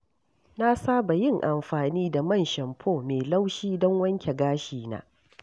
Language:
Hausa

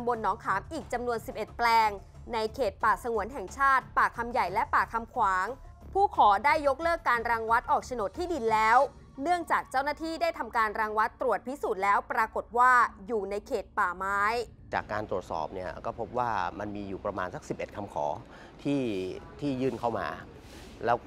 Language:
Thai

